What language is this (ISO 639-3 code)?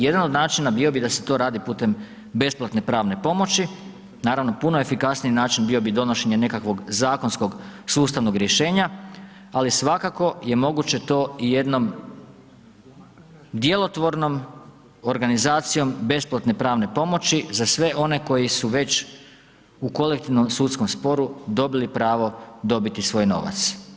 hrv